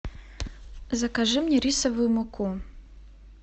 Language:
Russian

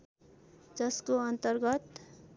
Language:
Nepali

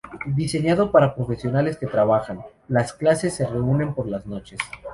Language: Spanish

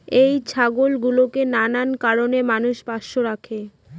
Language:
Bangla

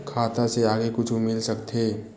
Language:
Chhattisgarhi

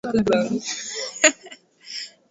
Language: Swahili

